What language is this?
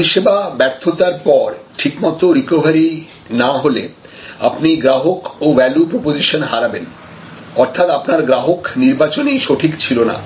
Bangla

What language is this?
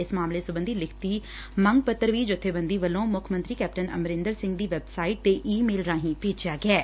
Punjabi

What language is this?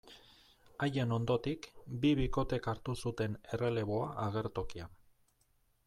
Basque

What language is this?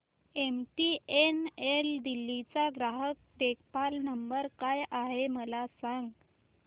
Marathi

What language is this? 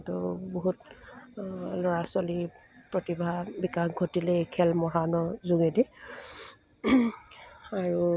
Assamese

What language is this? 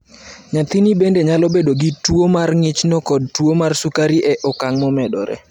Luo (Kenya and Tanzania)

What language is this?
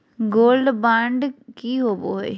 Magahi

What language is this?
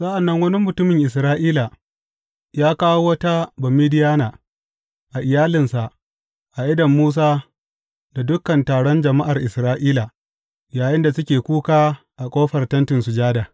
Hausa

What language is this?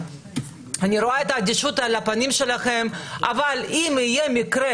Hebrew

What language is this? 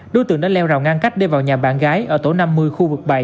Vietnamese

